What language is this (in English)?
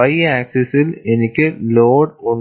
Malayalam